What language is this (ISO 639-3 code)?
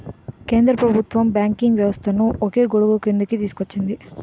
tel